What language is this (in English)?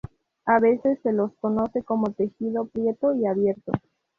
Spanish